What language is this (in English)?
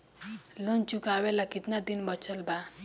Bhojpuri